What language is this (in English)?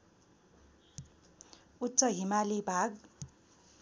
Nepali